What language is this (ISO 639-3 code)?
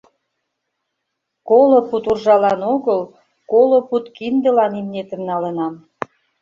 chm